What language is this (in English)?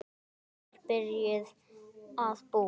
Icelandic